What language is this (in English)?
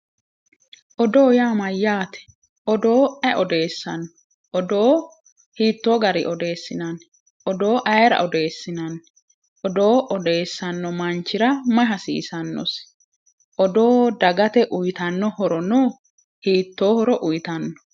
Sidamo